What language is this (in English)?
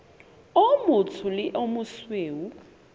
Southern Sotho